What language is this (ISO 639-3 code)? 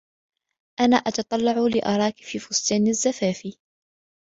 ara